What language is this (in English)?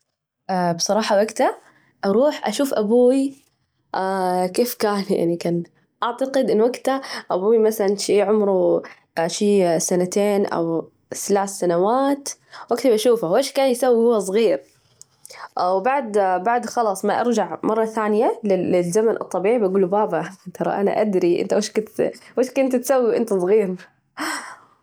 Najdi Arabic